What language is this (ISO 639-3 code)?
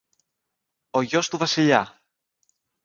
ell